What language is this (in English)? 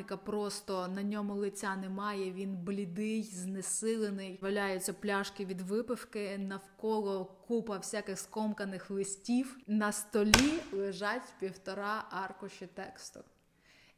Ukrainian